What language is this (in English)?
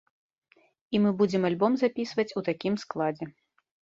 Belarusian